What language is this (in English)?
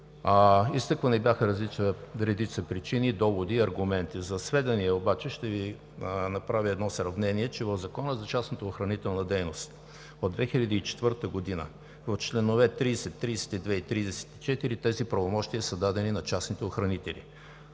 Bulgarian